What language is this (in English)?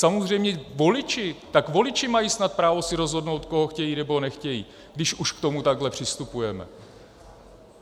Czech